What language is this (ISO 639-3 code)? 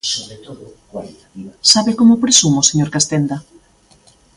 glg